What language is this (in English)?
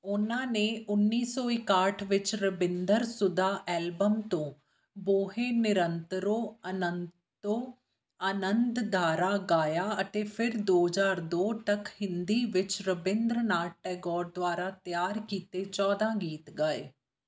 Punjabi